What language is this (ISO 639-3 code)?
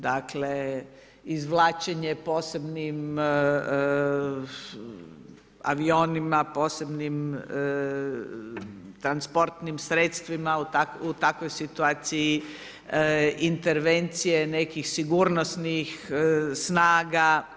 hrv